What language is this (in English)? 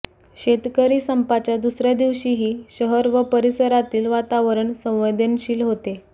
Marathi